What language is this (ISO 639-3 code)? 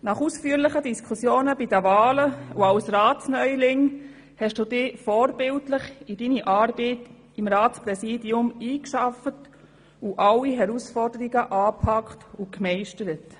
gsw